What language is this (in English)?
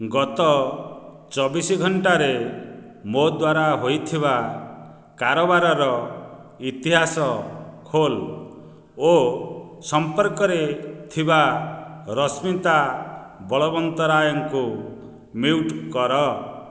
Odia